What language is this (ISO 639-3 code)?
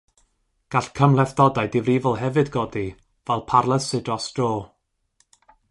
cym